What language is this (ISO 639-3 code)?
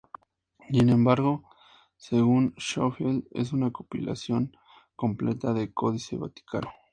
spa